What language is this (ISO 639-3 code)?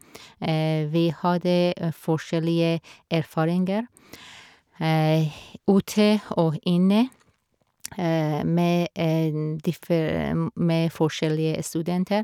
nor